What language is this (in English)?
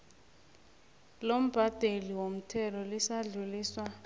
South Ndebele